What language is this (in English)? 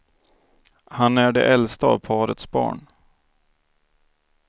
Swedish